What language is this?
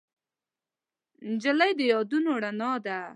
Pashto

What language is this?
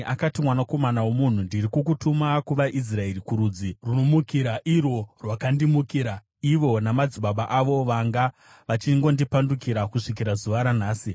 Shona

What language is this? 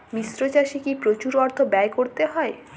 Bangla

